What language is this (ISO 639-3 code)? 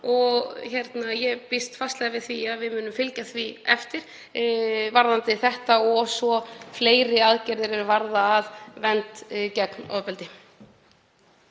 isl